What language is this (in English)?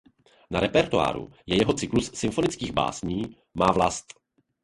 Czech